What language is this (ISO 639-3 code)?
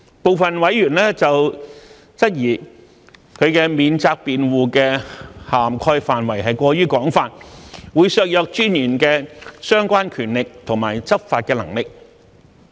yue